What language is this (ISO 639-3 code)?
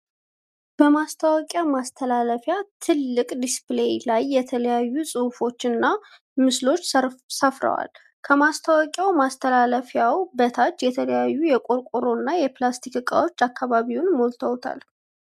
amh